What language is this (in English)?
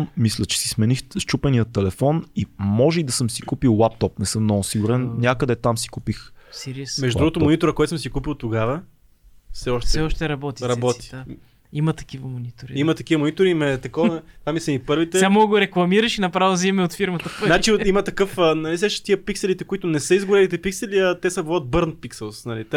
Bulgarian